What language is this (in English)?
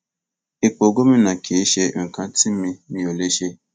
Yoruba